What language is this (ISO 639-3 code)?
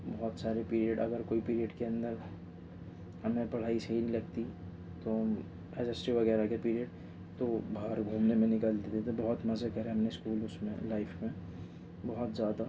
urd